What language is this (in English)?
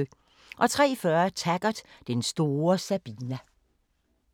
Danish